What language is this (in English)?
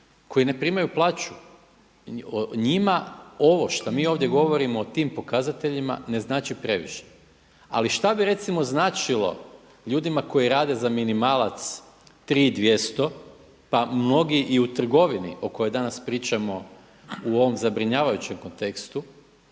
Croatian